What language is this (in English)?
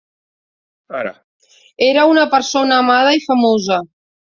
Catalan